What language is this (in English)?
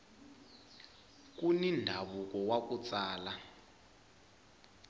Tsonga